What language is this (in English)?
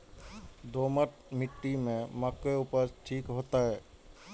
Maithili